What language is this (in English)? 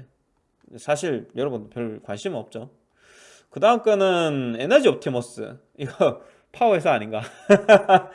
Korean